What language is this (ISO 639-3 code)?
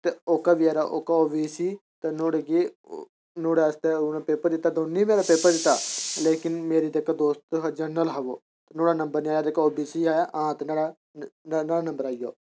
doi